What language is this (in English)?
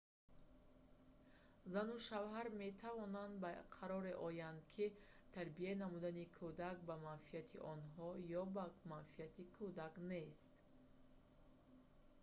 Tajik